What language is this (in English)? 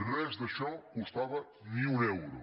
Catalan